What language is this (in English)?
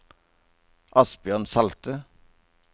Norwegian